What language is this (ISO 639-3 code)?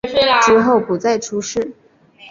zho